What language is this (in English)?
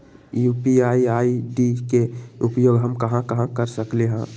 Magahi